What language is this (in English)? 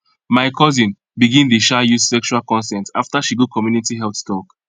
Nigerian Pidgin